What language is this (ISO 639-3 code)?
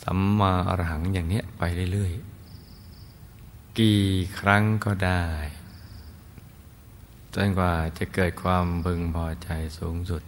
tha